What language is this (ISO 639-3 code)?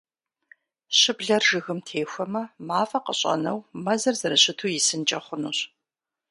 kbd